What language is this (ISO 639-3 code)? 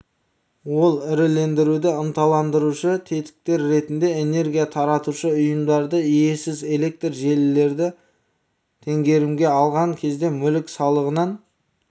kaz